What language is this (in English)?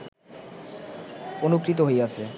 Bangla